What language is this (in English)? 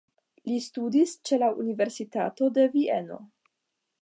Esperanto